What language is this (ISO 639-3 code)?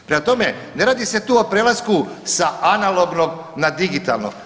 hrv